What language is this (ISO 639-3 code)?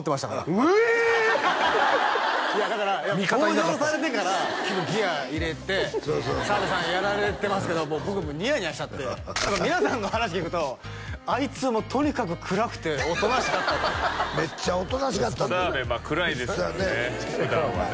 jpn